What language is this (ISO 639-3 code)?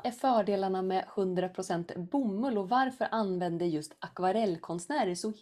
swe